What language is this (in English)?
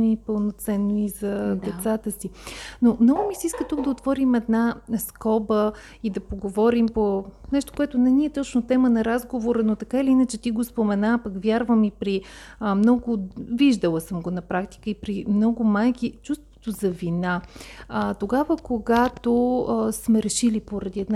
Bulgarian